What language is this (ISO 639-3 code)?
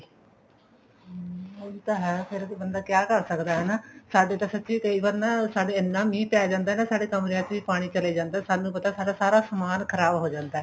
pan